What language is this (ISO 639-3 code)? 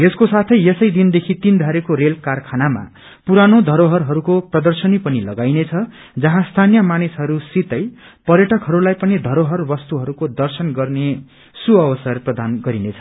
nep